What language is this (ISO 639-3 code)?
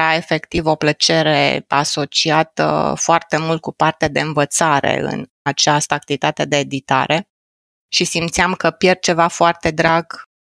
ron